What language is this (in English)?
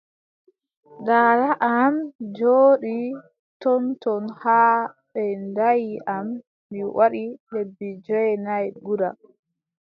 Adamawa Fulfulde